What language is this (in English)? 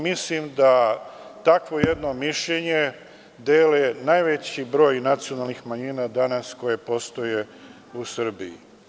Serbian